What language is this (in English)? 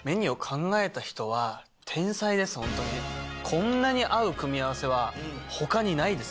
Japanese